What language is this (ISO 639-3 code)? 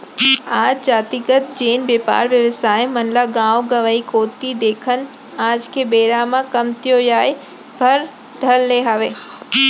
hne